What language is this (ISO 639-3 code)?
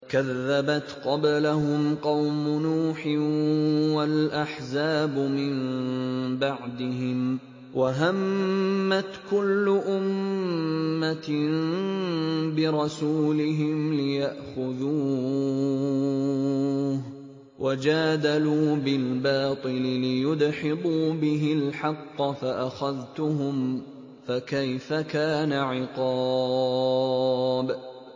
ara